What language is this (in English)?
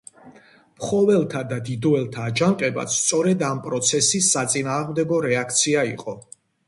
Georgian